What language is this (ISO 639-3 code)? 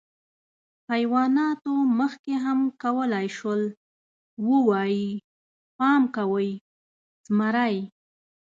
pus